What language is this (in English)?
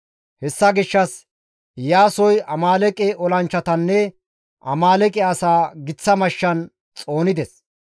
Gamo